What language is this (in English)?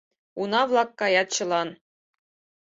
Mari